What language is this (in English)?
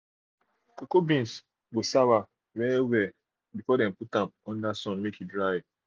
Nigerian Pidgin